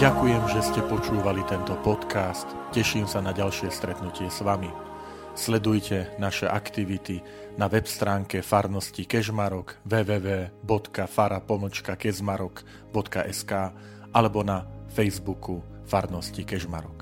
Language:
Slovak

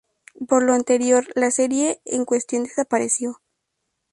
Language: Spanish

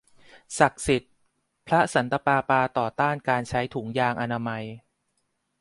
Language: Thai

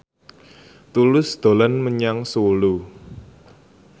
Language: Javanese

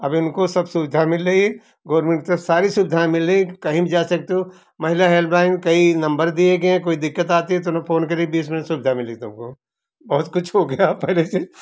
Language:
Hindi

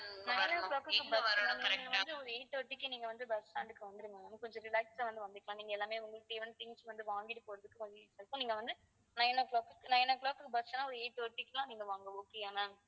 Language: Tamil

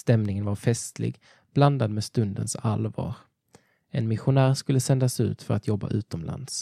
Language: Swedish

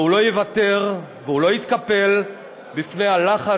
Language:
Hebrew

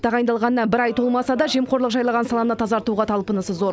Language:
Kazakh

